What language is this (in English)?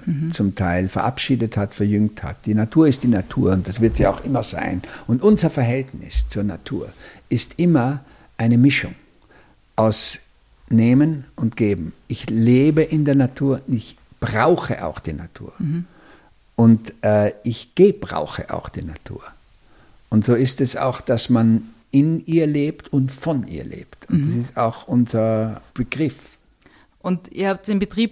German